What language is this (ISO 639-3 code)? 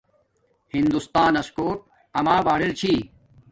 dmk